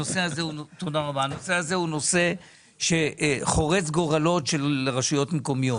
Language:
Hebrew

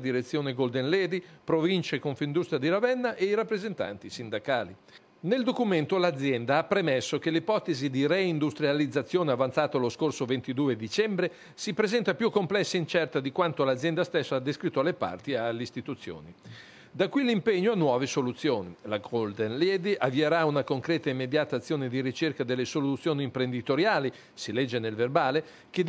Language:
Italian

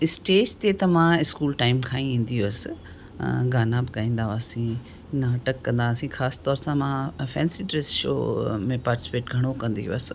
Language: Sindhi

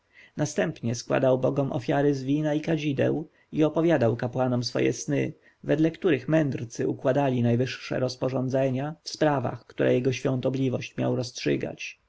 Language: Polish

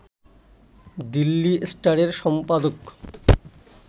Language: Bangla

